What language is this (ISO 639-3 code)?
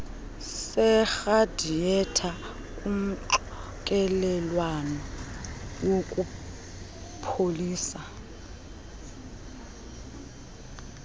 xho